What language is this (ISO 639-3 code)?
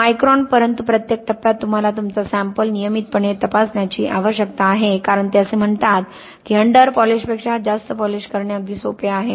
mar